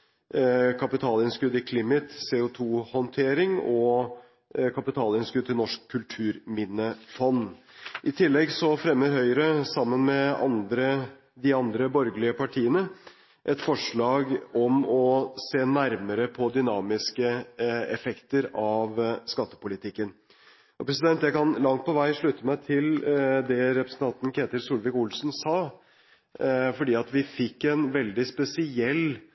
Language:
Norwegian Bokmål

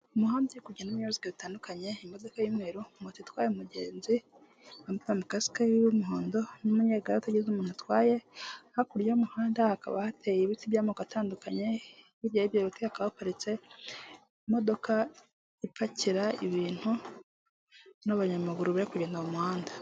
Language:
Kinyarwanda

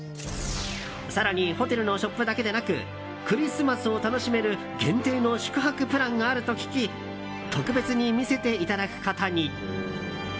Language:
Japanese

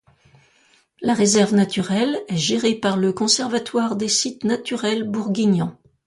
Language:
French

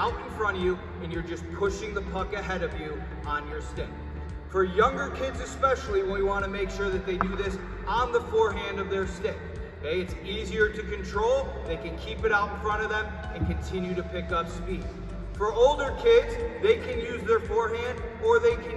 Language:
English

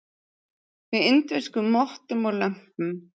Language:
Icelandic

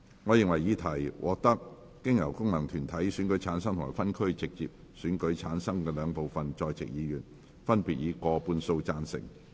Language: Cantonese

